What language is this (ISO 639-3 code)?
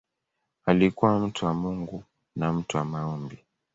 swa